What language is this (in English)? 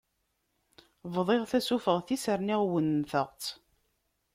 Kabyle